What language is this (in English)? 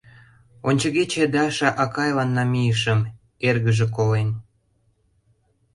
Mari